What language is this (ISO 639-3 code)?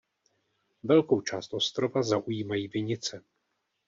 ces